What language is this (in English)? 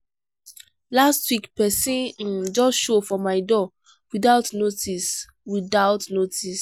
Nigerian Pidgin